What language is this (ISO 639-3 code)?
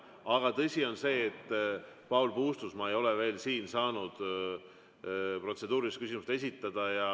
est